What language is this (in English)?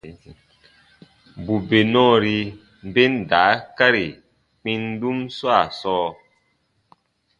Baatonum